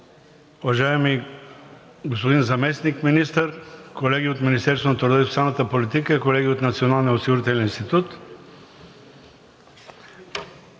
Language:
Bulgarian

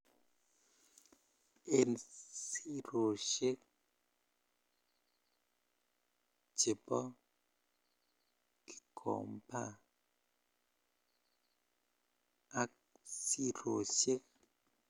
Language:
Kalenjin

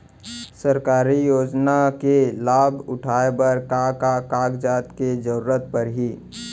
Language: Chhattisgarhi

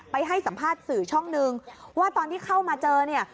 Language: Thai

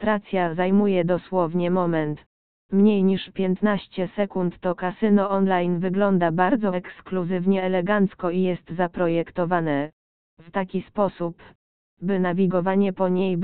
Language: Polish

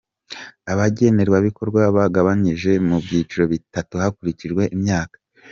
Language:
Kinyarwanda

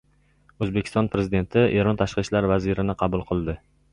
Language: Uzbek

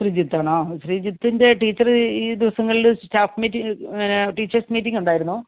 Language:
Malayalam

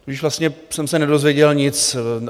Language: Czech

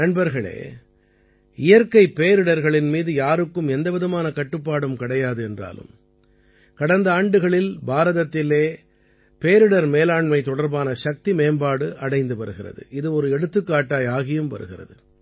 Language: Tamil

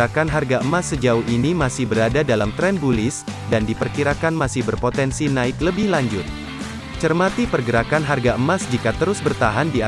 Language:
Indonesian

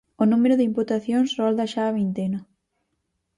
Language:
Galician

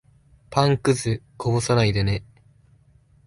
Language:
Japanese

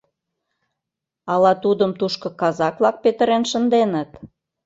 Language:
Mari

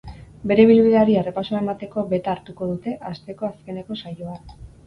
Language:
Basque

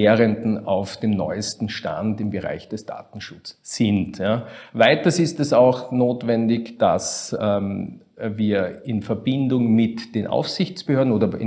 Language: German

